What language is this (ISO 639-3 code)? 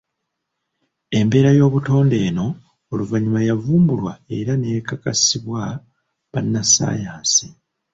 lug